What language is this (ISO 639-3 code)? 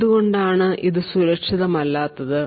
mal